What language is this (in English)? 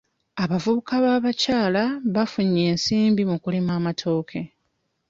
Ganda